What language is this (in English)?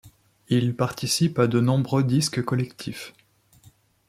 French